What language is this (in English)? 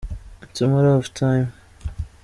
Kinyarwanda